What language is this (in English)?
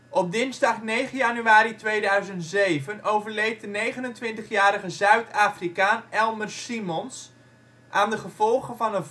Dutch